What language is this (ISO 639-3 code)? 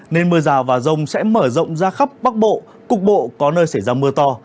vie